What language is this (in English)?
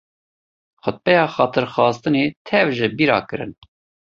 Kurdish